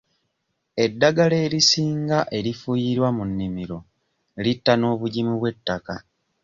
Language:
Ganda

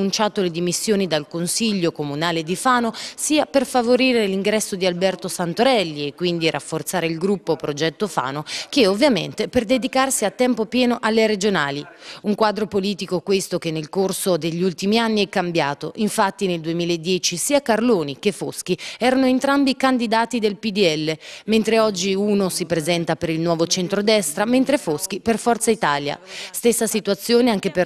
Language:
Italian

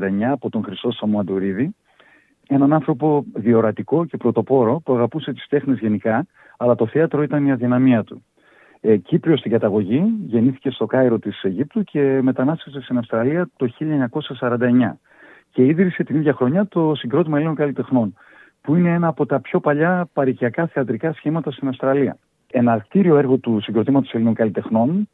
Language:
Greek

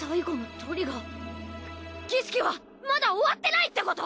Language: Japanese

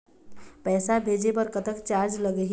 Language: Chhattisgarhi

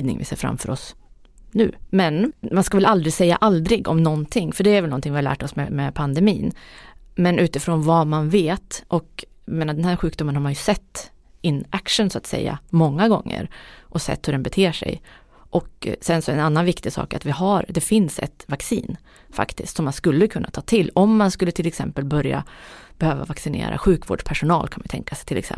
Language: Swedish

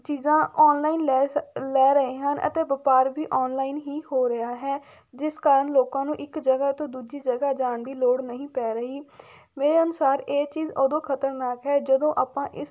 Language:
Punjabi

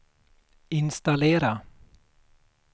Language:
Swedish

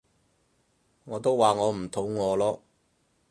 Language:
Cantonese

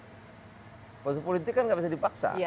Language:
Indonesian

